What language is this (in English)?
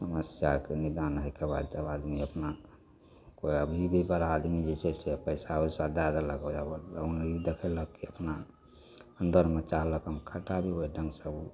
Maithili